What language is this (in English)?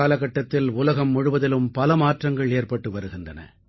Tamil